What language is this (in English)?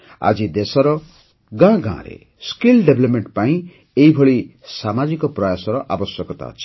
Odia